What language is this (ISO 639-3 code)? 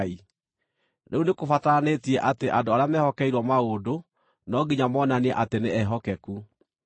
kik